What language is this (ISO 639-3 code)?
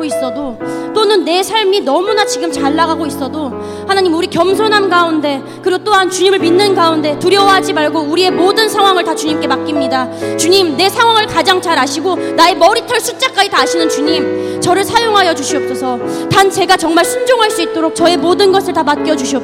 kor